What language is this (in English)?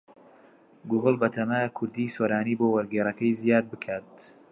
Central Kurdish